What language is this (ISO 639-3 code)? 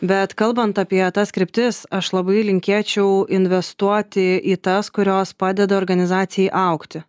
lit